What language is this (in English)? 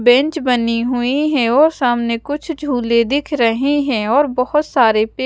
Hindi